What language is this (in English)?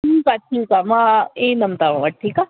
Sindhi